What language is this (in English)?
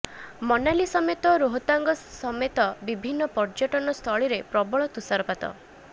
Odia